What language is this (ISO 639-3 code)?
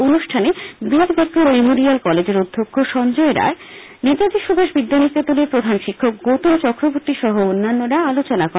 ben